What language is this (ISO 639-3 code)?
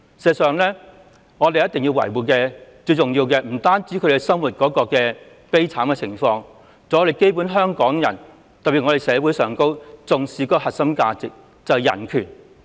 yue